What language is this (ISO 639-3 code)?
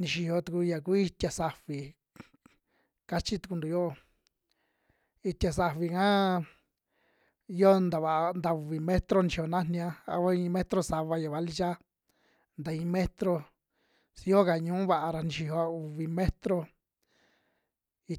jmx